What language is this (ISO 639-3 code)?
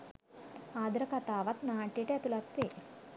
sin